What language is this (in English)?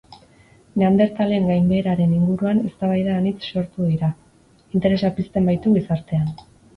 Basque